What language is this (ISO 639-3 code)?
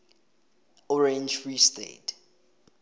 tsn